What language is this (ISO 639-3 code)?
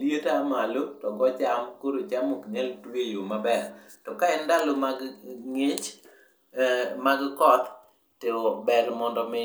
luo